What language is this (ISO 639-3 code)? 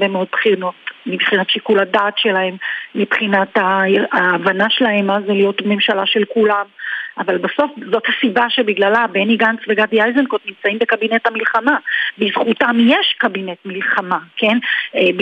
heb